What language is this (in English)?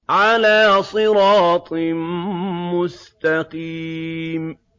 Arabic